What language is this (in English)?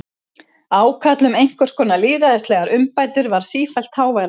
Icelandic